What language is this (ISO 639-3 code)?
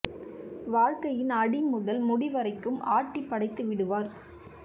tam